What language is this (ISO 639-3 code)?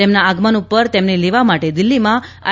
guj